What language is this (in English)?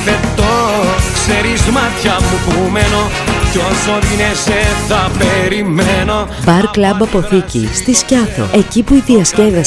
Greek